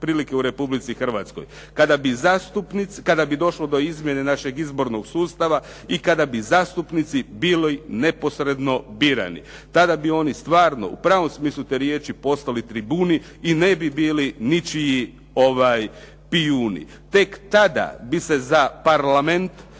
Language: Croatian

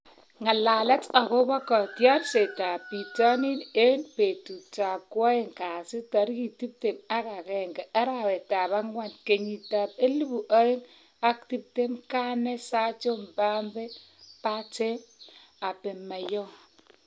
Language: Kalenjin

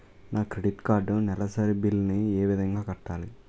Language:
Telugu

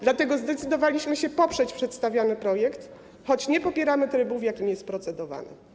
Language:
Polish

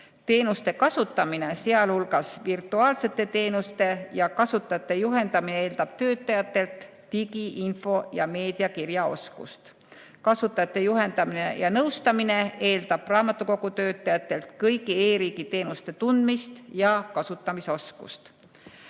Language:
Estonian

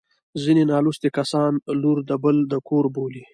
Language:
Pashto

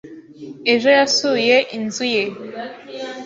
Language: Kinyarwanda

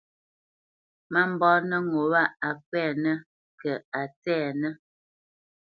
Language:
Bamenyam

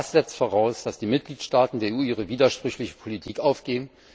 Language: German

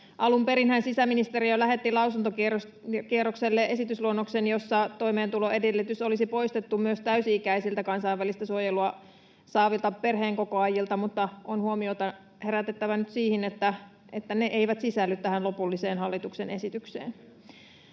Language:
Finnish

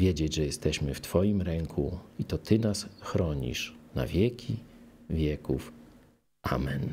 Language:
Polish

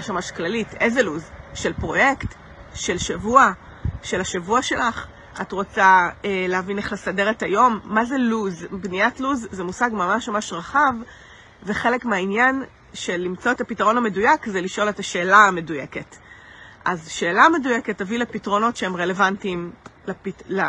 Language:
Hebrew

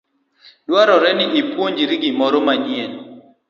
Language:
Luo (Kenya and Tanzania)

